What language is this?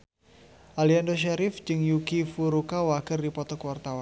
Sundanese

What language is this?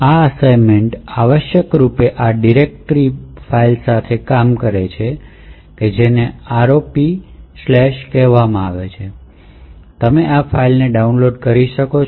Gujarati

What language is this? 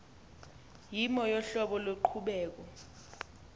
Xhosa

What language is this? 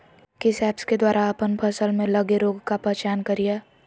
Magahi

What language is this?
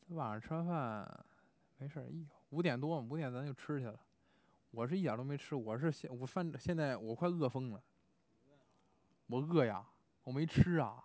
Chinese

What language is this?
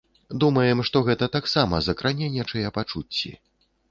Belarusian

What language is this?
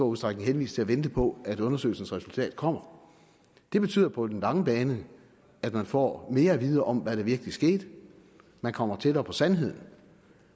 Danish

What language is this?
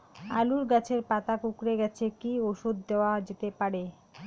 Bangla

